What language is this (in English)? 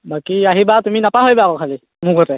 Assamese